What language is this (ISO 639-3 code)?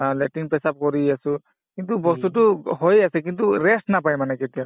asm